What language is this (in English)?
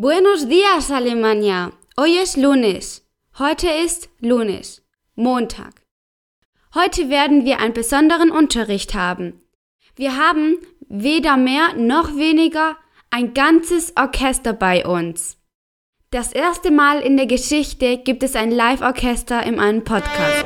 German